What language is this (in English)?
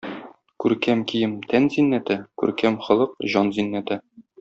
Tatar